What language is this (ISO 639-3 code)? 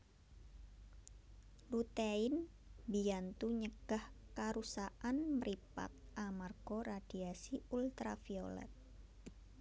jav